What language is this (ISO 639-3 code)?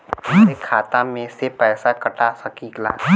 bho